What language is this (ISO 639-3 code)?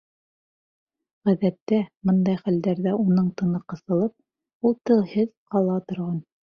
bak